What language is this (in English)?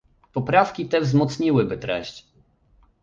Polish